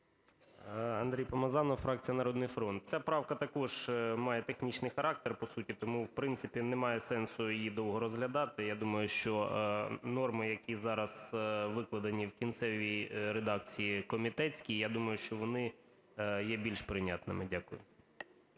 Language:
Ukrainian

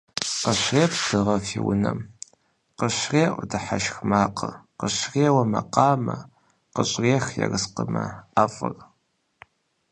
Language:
Kabardian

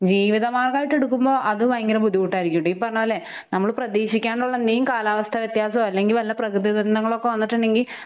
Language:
Malayalam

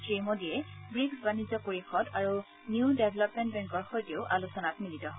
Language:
Assamese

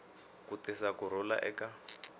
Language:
Tsonga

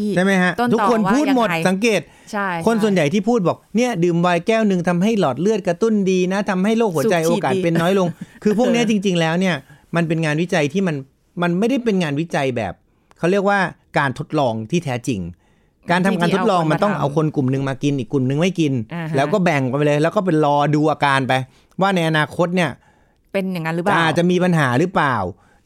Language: Thai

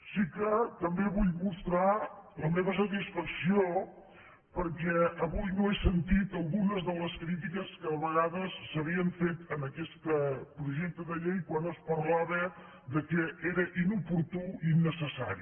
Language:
Catalan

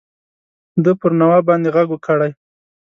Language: Pashto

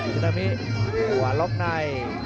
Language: Thai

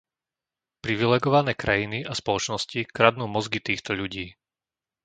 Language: Slovak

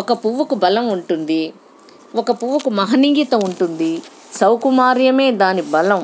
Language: Telugu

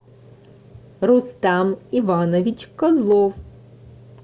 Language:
Russian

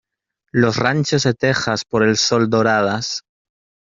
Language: Spanish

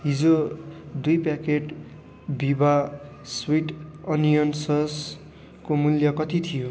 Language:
Nepali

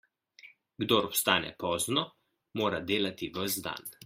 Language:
Slovenian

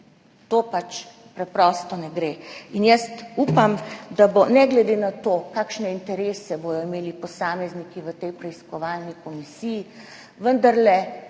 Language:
Slovenian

